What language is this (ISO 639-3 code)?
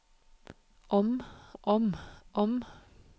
nor